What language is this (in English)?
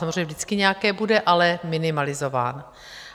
Czech